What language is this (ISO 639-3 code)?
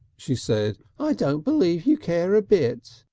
eng